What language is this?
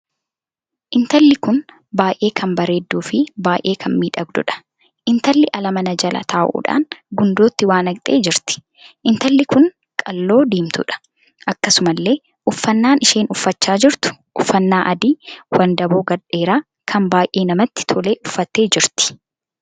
Oromo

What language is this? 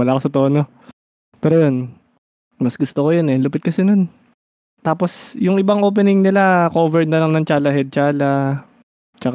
Filipino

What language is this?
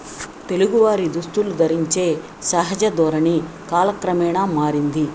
Telugu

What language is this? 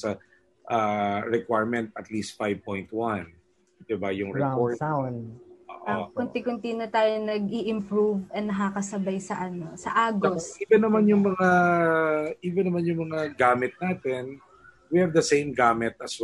Filipino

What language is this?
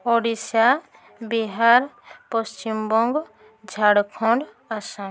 Odia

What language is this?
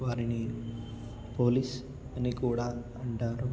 Telugu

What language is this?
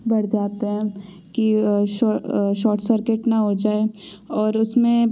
Hindi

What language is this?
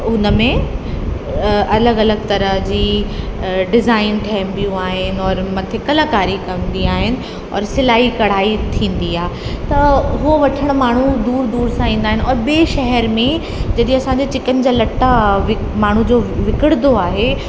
Sindhi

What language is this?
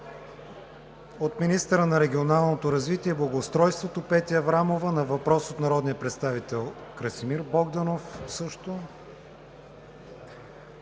Bulgarian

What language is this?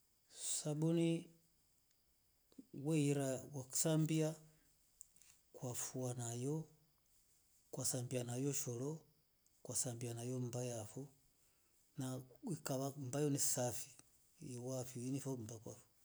Rombo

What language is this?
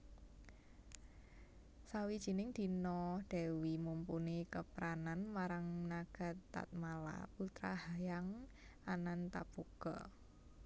Javanese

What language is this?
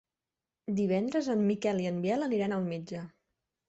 Catalan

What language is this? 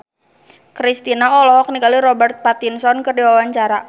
Sundanese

